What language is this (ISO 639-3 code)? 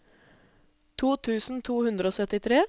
nor